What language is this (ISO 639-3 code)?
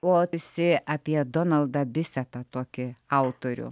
lit